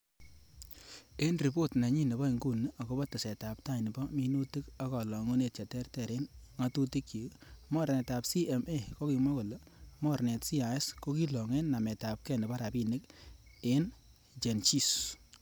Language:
Kalenjin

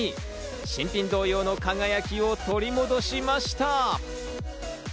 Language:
Japanese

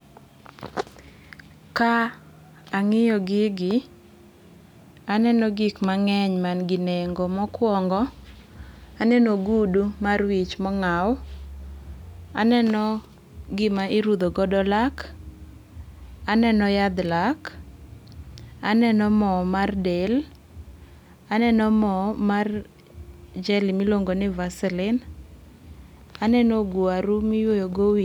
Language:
Luo (Kenya and Tanzania)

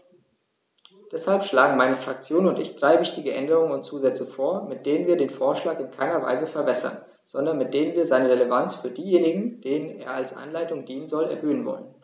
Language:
German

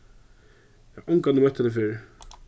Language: Faroese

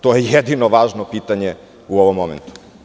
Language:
Serbian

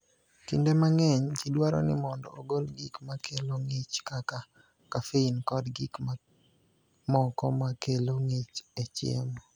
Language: Luo (Kenya and Tanzania)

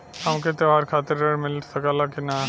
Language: Bhojpuri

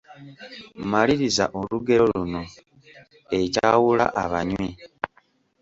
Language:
Ganda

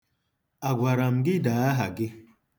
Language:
Igbo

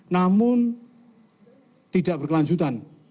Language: Indonesian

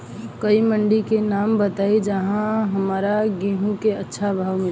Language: Bhojpuri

